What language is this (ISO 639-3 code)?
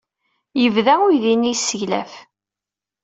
kab